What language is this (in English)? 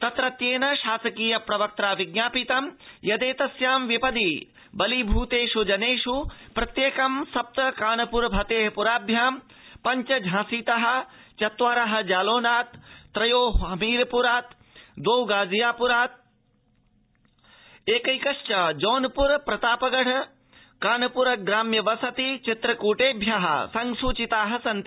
Sanskrit